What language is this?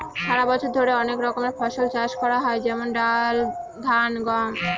Bangla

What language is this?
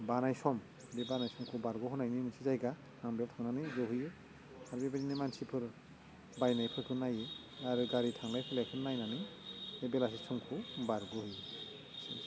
Bodo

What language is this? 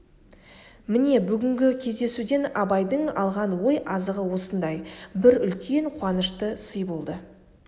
Kazakh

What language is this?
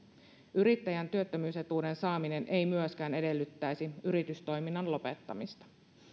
Finnish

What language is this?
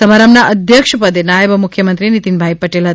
Gujarati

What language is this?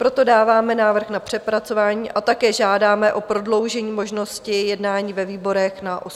Czech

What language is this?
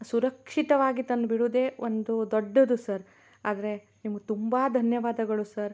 Kannada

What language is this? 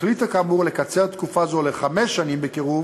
Hebrew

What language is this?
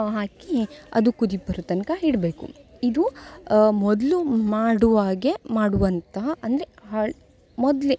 Kannada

